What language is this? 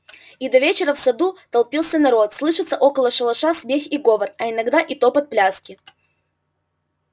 Russian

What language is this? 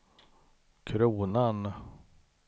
Swedish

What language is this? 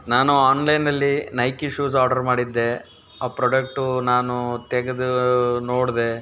Kannada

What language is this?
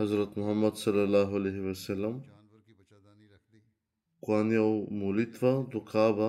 Bulgarian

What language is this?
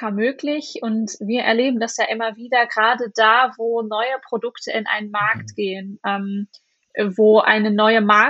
German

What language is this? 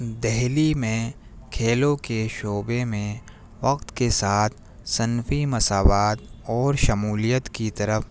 Urdu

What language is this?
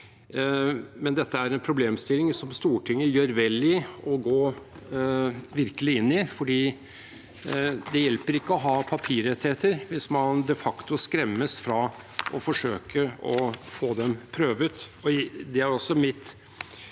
Norwegian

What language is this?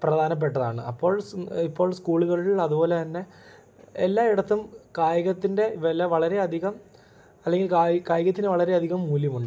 Malayalam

